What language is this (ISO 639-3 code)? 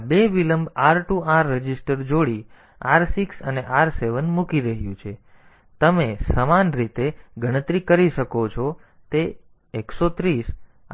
guj